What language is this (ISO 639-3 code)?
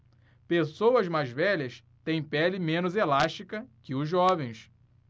por